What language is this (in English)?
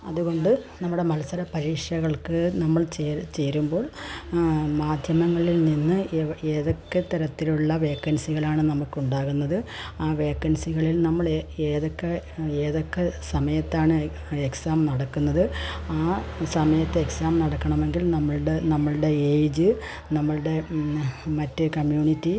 Malayalam